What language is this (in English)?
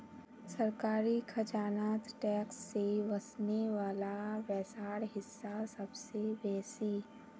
Magahi